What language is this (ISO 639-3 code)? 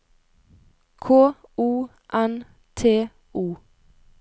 nor